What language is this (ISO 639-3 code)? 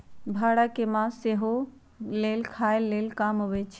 mag